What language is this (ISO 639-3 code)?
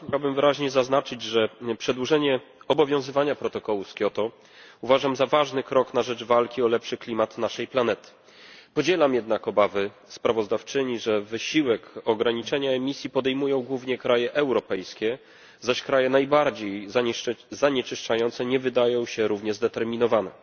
pol